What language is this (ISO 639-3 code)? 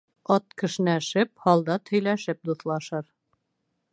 bak